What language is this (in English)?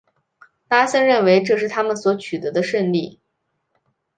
Chinese